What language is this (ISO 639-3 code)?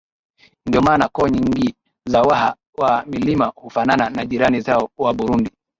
swa